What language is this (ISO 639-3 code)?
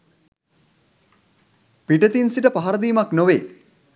sin